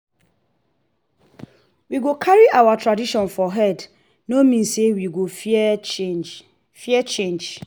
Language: Nigerian Pidgin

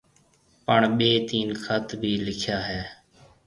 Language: Marwari (Pakistan)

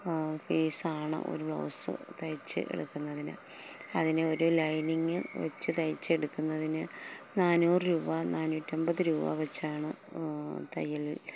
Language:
Malayalam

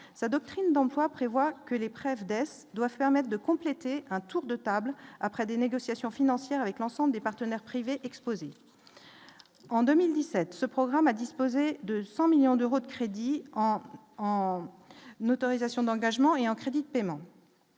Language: French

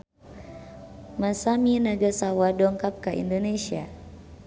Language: Sundanese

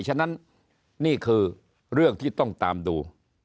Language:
Thai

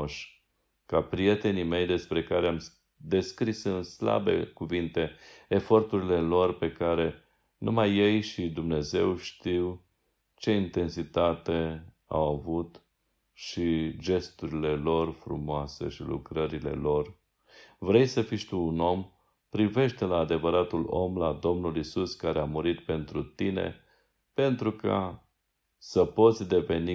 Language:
Romanian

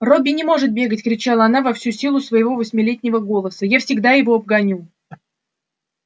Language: Russian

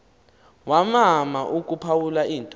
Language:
Xhosa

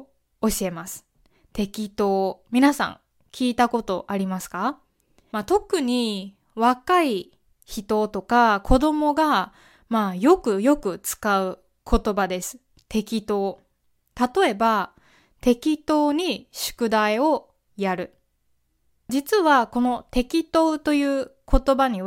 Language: Japanese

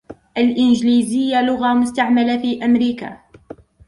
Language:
Arabic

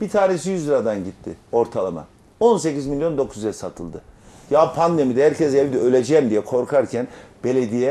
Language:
Turkish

